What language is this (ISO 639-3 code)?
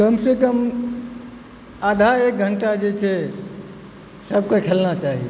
mai